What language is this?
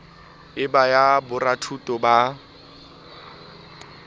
Southern Sotho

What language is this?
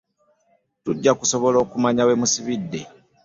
Ganda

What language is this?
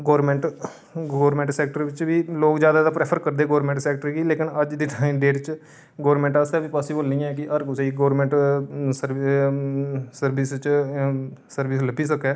Dogri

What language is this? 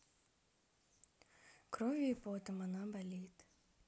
Russian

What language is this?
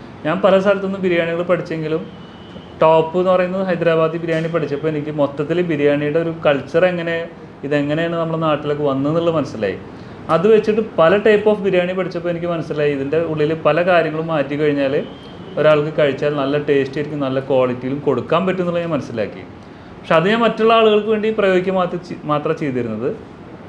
Malayalam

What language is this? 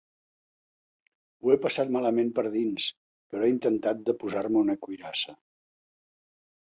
Catalan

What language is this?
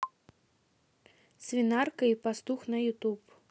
Russian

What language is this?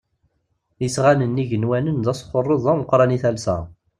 Kabyle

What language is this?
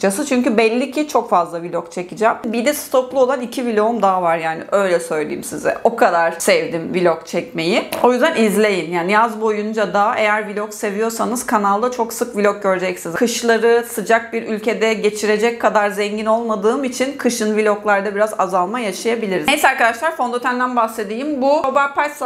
Turkish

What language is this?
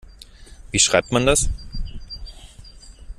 German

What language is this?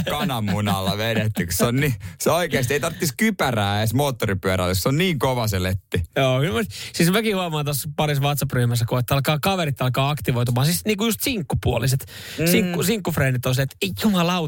Finnish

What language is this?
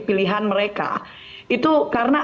Indonesian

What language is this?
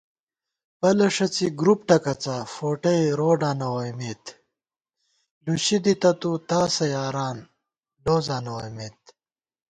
Gawar-Bati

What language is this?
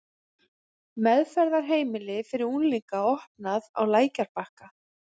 Icelandic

